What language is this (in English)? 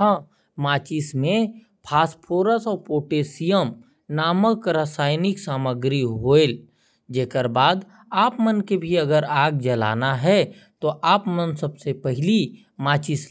Korwa